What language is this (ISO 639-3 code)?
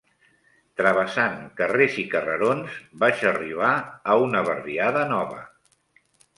cat